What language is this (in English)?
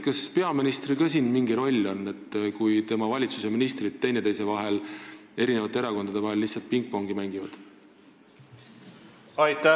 Estonian